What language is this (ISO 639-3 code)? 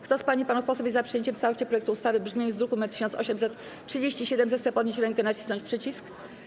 pol